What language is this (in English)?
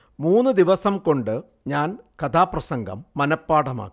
Malayalam